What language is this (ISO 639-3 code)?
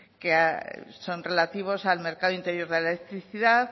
spa